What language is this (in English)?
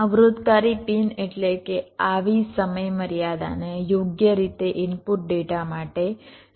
Gujarati